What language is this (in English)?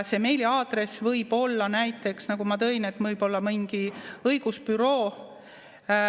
Estonian